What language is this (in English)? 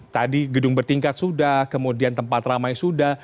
Indonesian